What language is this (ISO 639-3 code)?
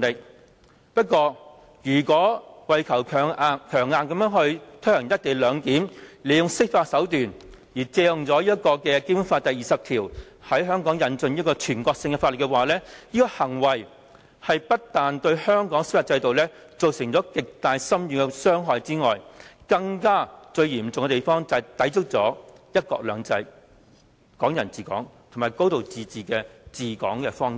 yue